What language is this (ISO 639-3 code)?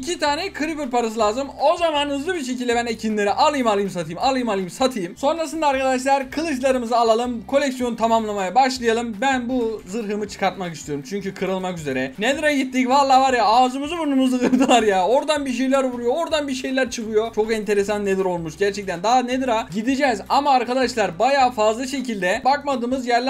tur